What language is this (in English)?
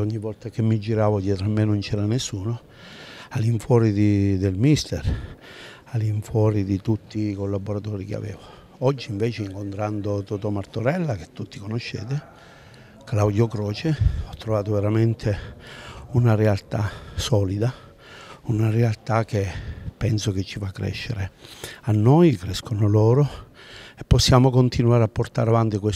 Italian